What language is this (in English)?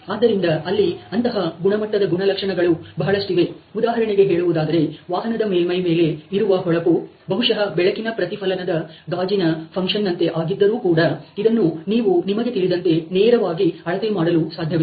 Kannada